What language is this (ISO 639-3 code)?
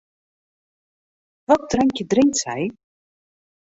fry